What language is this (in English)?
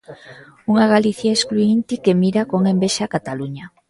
Galician